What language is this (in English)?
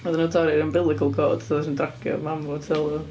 Welsh